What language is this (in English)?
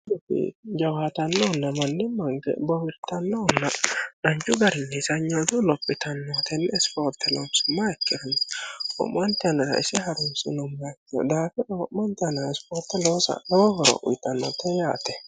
Sidamo